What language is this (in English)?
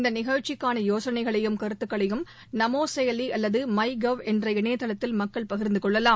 Tamil